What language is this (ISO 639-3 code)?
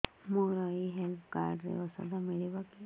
ori